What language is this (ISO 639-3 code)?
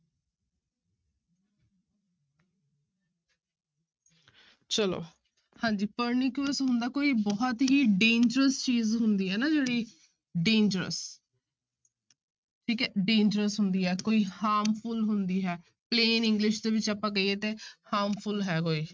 pan